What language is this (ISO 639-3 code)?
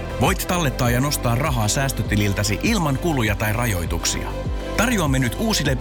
fin